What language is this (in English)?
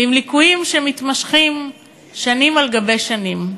Hebrew